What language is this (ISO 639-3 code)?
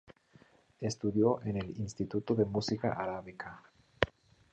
spa